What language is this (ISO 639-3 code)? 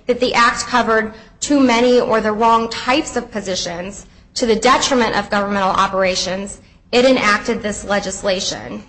eng